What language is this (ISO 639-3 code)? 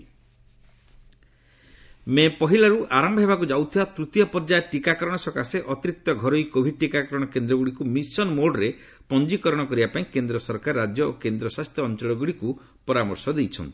ori